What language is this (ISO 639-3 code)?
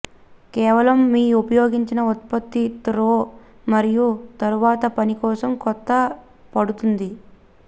tel